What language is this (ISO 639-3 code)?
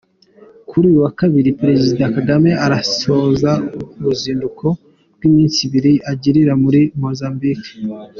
kin